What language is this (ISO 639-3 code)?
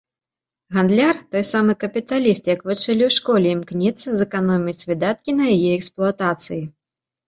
bel